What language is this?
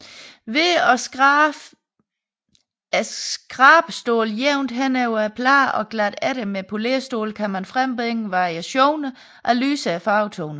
Danish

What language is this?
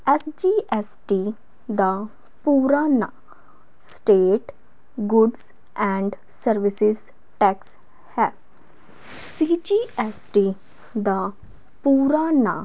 Punjabi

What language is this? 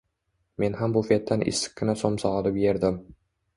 Uzbek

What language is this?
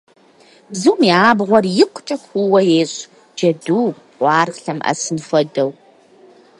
Kabardian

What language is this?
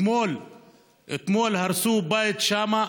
Hebrew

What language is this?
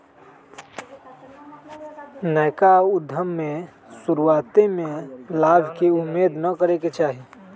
Magahi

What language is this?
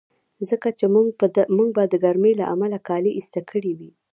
Pashto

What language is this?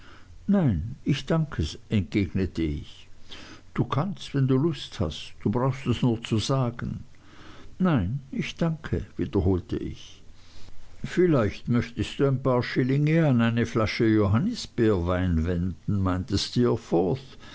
German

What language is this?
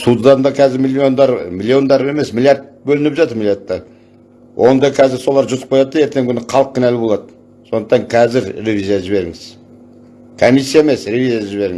Turkish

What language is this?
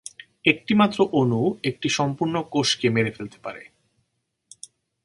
Bangla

